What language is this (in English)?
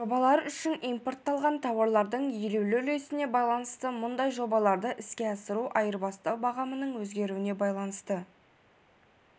Kazakh